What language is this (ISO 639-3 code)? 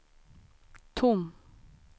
swe